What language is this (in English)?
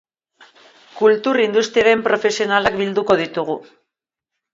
Basque